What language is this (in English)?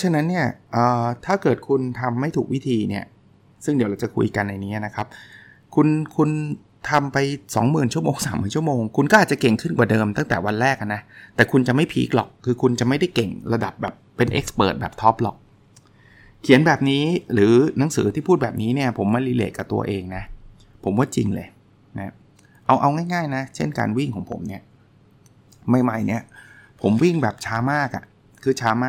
Thai